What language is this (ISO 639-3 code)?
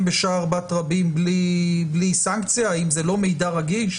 heb